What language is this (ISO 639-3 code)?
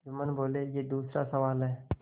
hin